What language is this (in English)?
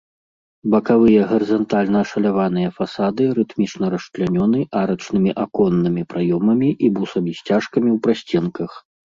Belarusian